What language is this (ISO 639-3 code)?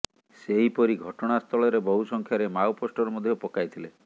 ori